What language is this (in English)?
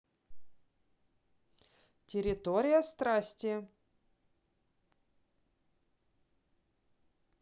Russian